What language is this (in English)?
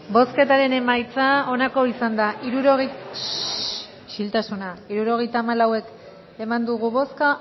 Basque